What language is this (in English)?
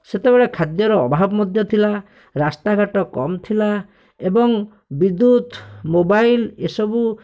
Odia